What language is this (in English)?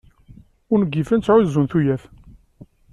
Kabyle